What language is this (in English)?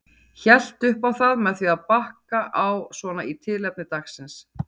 Icelandic